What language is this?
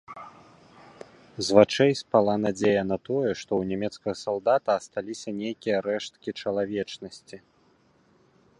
Belarusian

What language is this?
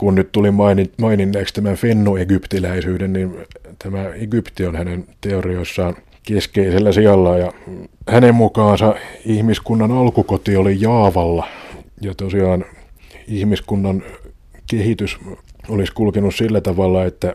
Finnish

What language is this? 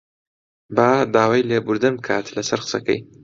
Central Kurdish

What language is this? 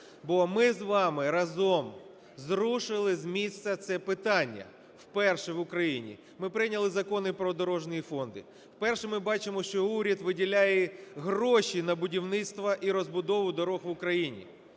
Ukrainian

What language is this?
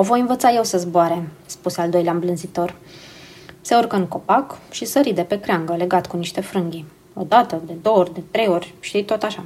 Romanian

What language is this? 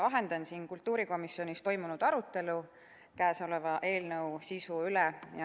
Estonian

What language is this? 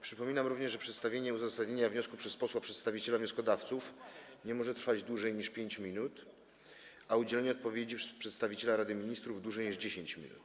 Polish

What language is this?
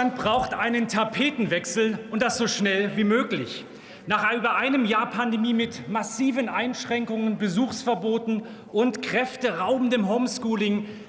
German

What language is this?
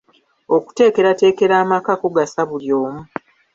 Ganda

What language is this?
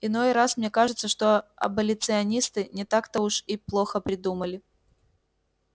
Russian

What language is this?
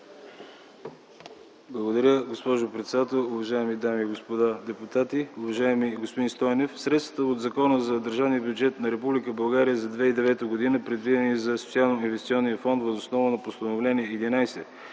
Bulgarian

